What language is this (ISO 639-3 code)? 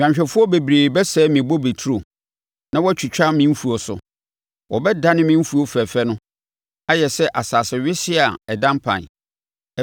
aka